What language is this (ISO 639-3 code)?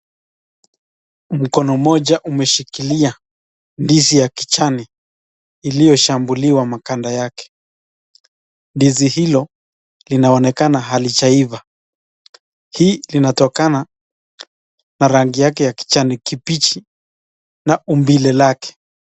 swa